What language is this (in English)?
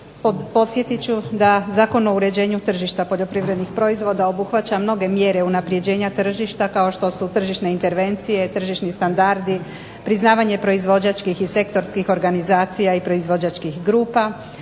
Croatian